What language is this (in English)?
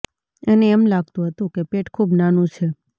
Gujarati